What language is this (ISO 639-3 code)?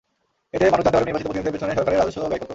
ben